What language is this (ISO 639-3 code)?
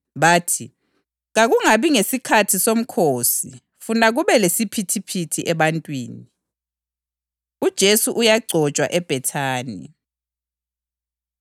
nde